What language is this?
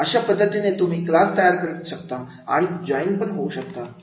Marathi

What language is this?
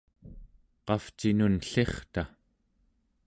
Central Yupik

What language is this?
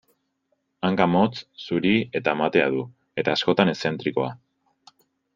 Basque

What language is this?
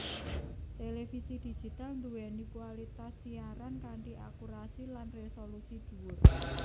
Javanese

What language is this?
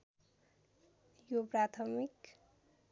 Nepali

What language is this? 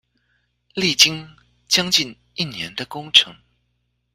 Chinese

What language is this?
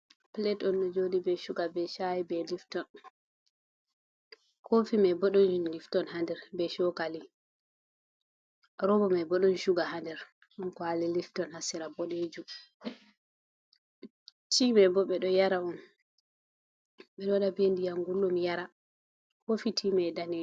Fula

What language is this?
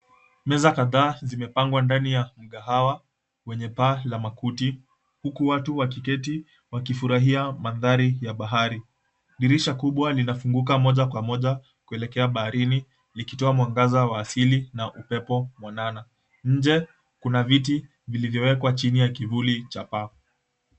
Swahili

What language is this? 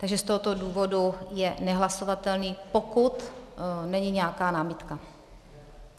Czech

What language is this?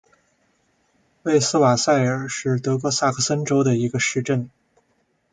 Chinese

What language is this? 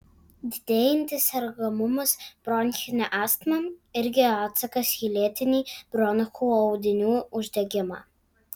Lithuanian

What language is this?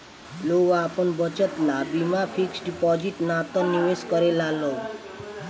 Bhojpuri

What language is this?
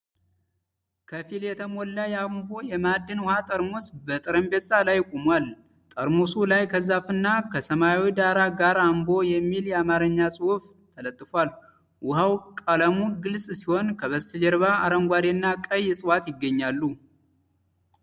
Amharic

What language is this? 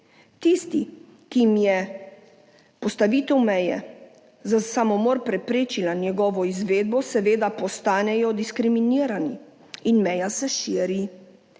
Slovenian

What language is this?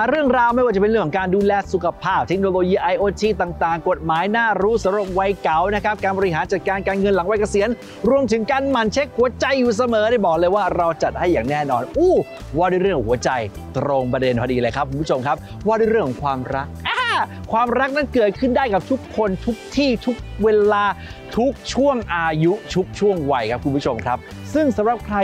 Thai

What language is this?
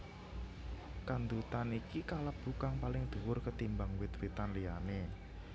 Javanese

